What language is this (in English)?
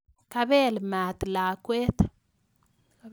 Kalenjin